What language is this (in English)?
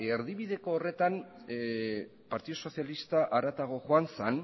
Basque